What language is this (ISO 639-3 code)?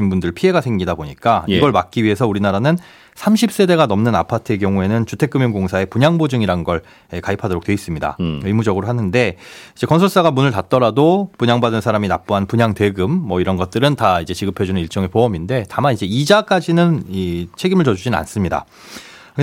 kor